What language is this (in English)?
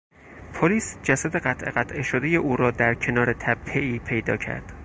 Persian